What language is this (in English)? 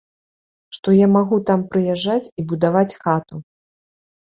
Belarusian